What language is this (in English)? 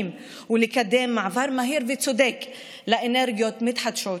Hebrew